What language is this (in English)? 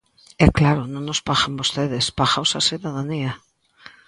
Galician